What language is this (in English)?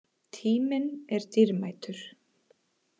Icelandic